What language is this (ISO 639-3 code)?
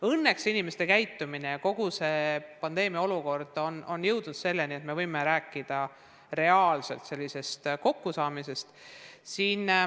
est